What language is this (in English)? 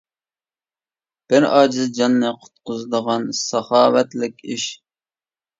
Uyghur